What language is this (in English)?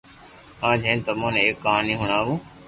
Loarki